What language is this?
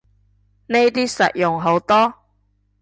Cantonese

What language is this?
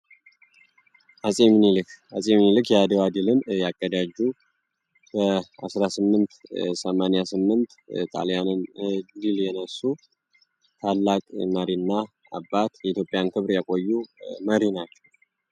Amharic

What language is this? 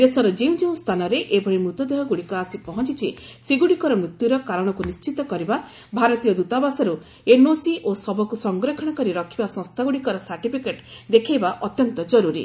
Odia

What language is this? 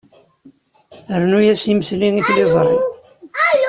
Kabyle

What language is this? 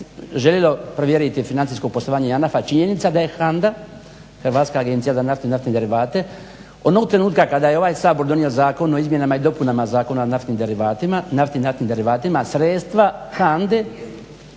Croatian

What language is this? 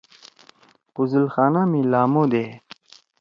Torwali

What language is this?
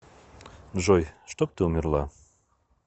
Russian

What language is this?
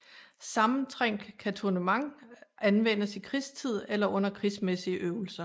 Danish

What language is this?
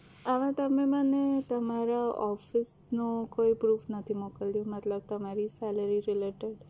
Gujarati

